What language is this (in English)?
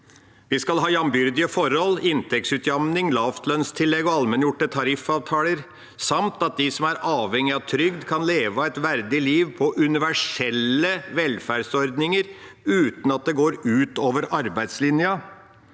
Norwegian